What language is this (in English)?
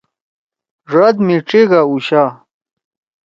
Torwali